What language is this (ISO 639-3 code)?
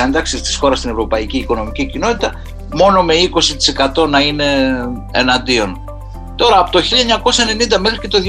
ell